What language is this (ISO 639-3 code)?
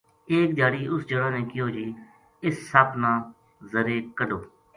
gju